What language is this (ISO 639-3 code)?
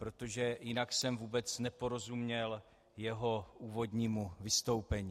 ces